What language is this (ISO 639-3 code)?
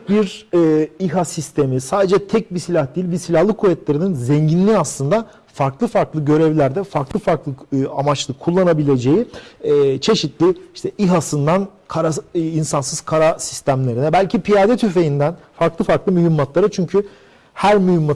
tur